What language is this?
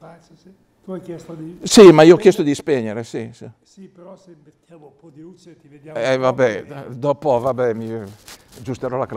Italian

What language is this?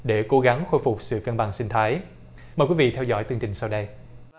Vietnamese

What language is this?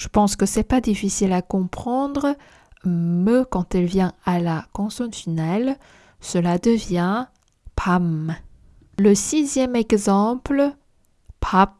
French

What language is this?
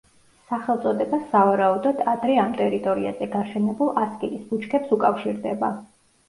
Georgian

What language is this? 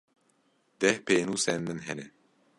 Kurdish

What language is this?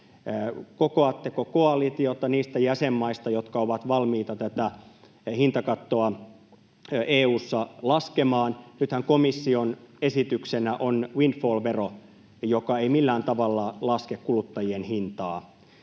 Finnish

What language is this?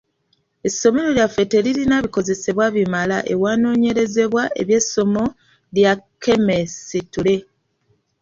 Ganda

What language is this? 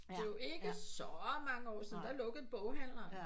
Danish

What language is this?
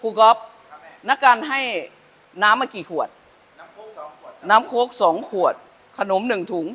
Thai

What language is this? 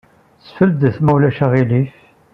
Kabyle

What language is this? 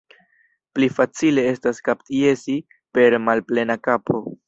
Esperanto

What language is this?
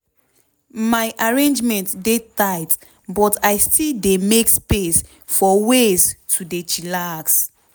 Nigerian Pidgin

